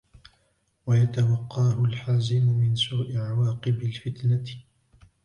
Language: Arabic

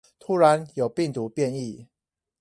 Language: Chinese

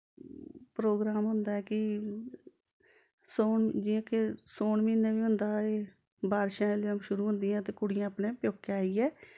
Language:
Dogri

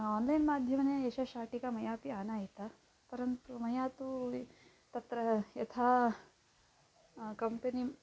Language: Sanskrit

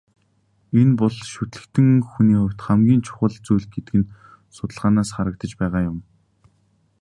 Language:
Mongolian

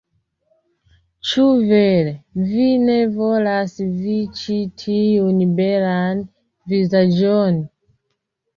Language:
Esperanto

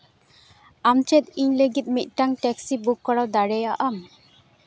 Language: Santali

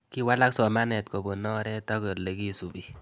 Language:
Kalenjin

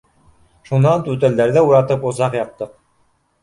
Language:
Bashkir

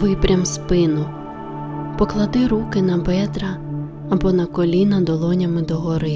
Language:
Ukrainian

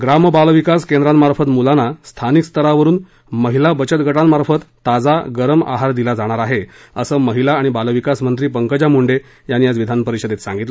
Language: Marathi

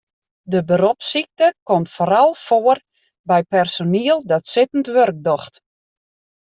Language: Western Frisian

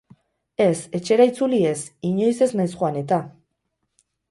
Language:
Basque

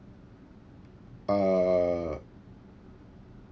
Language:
English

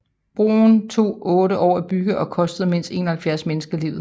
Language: Danish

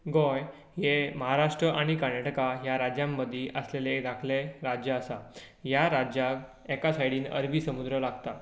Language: Konkani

